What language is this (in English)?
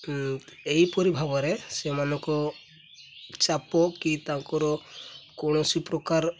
Odia